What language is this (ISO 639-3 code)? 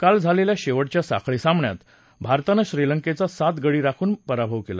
mar